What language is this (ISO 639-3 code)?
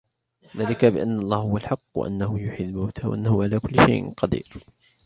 ara